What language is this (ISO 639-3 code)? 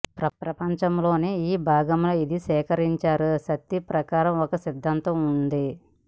tel